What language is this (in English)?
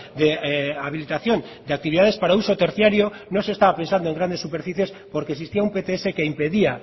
Spanish